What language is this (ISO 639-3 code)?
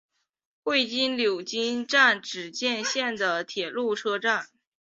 zho